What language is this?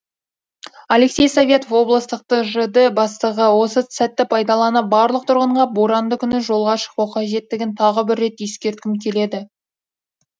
Kazakh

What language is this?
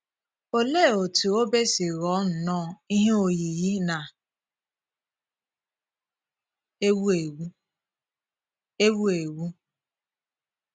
Igbo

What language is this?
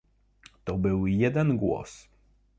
Polish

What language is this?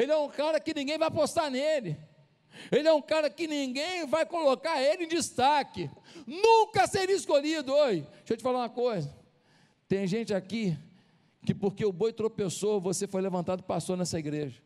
Portuguese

